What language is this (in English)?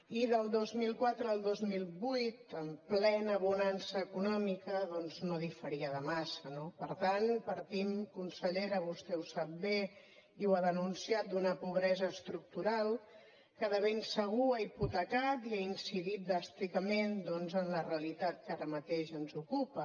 Catalan